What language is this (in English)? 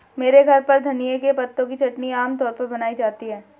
Hindi